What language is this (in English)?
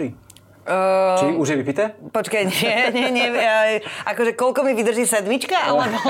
Slovak